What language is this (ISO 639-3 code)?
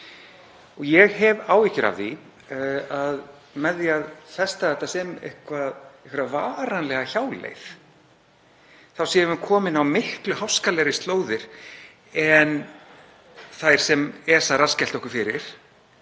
isl